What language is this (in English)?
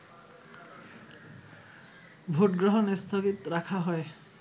Bangla